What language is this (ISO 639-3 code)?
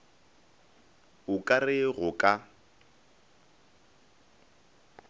nso